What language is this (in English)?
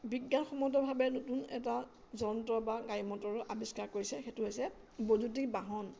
Assamese